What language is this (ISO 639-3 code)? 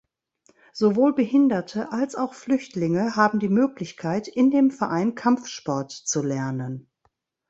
deu